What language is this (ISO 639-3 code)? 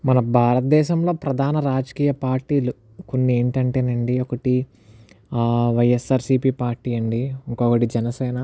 tel